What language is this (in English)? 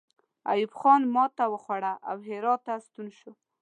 Pashto